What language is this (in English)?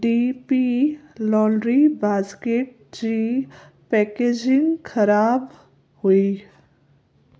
Sindhi